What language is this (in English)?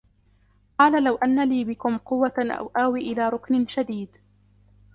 Arabic